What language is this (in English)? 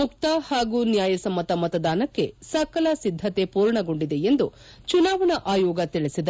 Kannada